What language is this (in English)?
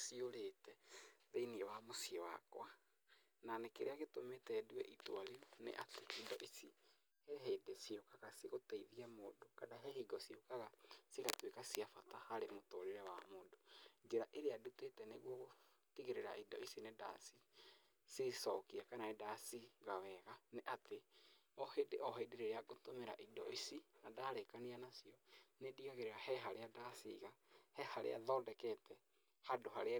Kikuyu